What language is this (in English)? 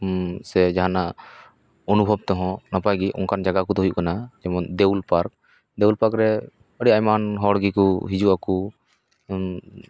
Santali